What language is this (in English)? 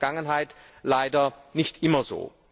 German